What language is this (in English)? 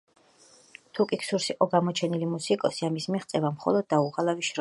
Georgian